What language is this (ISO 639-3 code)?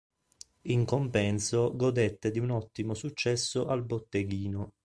ita